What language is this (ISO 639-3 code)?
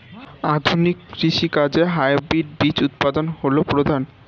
ben